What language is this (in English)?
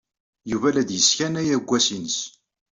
Kabyle